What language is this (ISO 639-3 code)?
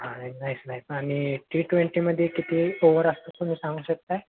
mar